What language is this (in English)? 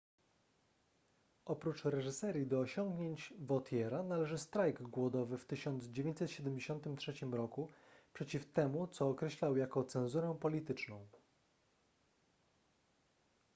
Polish